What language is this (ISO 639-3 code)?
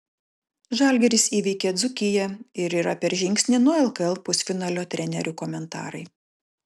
lit